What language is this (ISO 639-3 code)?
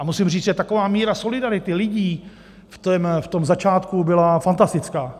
ces